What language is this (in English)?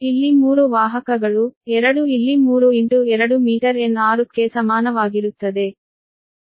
Kannada